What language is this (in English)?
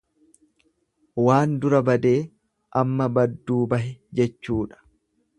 Oromo